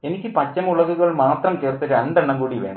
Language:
Malayalam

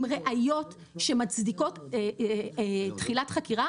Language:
Hebrew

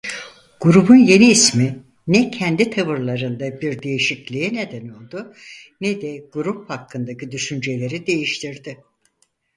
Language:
Turkish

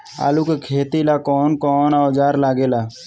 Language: Bhojpuri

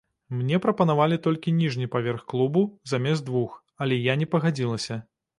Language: Belarusian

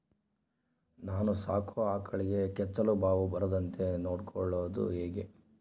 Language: Kannada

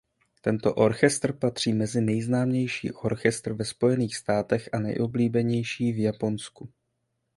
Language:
Czech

